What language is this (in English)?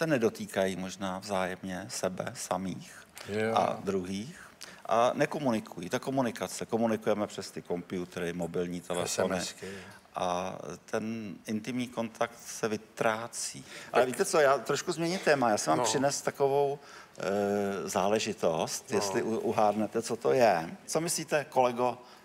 Czech